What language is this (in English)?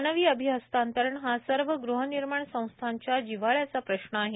Marathi